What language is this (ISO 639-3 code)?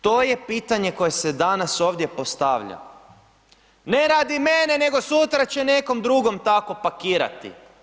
hrv